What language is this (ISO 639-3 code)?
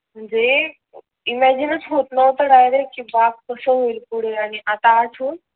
mar